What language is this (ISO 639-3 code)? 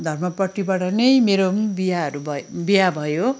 nep